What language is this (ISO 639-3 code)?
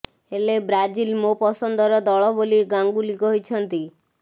ori